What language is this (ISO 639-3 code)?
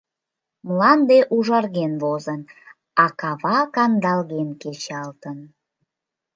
chm